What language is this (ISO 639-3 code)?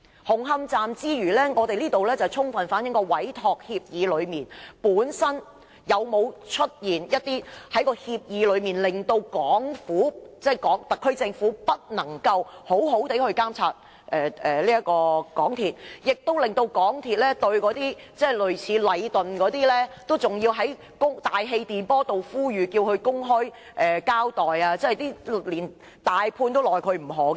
yue